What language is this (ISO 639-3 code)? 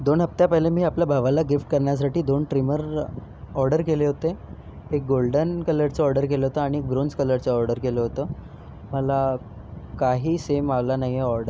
mar